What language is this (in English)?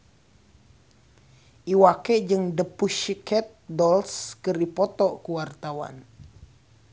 Sundanese